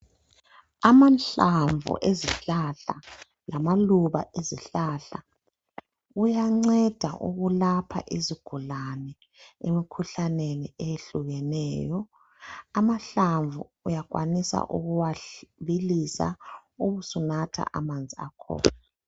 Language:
North Ndebele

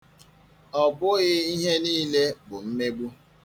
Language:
Igbo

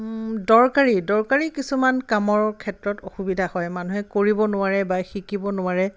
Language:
Assamese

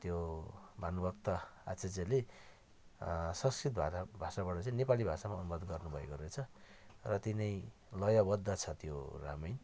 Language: Nepali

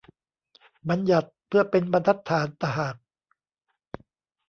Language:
Thai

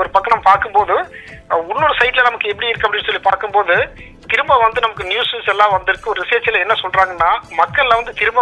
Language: Tamil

